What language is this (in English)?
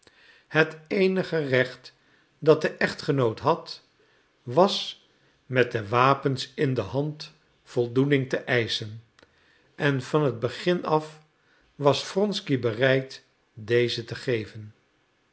Dutch